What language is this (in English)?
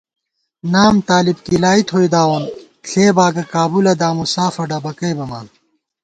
Gawar-Bati